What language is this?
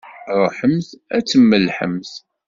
Kabyle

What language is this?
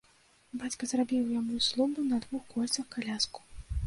Belarusian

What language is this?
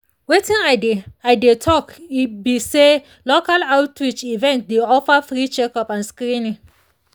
Nigerian Pidgin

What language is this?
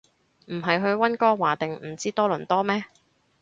Cantonese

